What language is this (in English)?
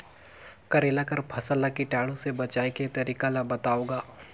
Chhattisgarhi